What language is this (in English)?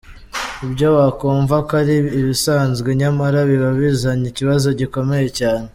Kinyarwanda